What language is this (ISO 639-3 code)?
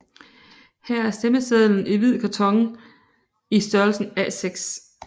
dan